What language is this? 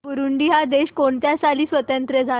Marathi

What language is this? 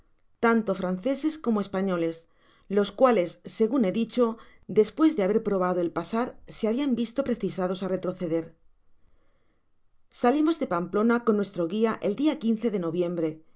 Spanish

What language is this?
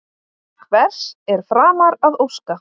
Icelandic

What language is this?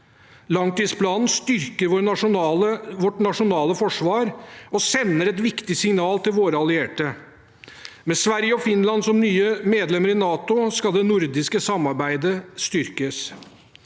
Norwegian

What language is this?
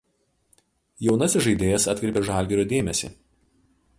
Lithuanian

